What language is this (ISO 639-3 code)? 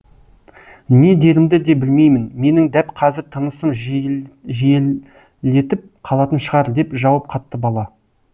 kaz